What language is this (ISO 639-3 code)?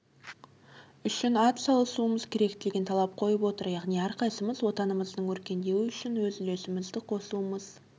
kaz